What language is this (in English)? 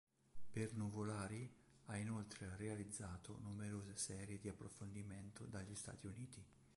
Italian